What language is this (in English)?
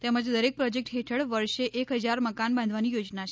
Gujarati